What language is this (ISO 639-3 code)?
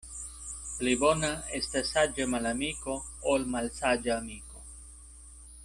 epo